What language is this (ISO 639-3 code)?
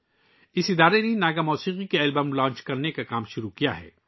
urd